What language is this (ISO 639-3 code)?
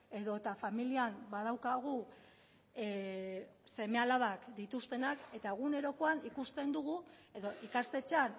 eus